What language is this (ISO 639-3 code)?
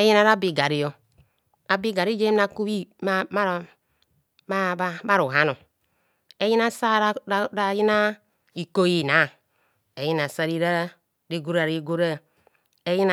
bcs